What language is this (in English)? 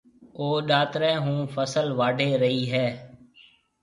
Marwari (Pakistan)